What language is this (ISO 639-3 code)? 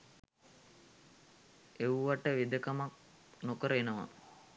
sin